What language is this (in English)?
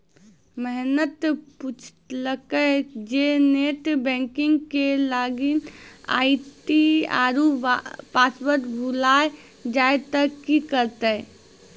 Maithili